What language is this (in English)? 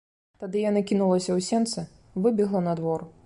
Belarusian